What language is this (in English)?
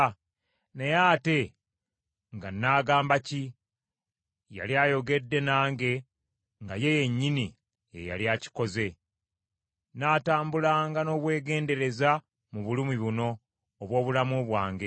Ganda